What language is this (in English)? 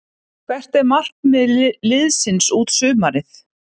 Icelandic